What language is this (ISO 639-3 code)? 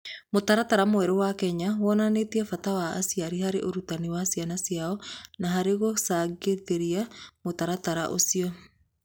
kik